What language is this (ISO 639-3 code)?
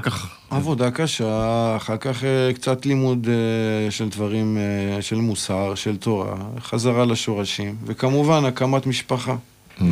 heb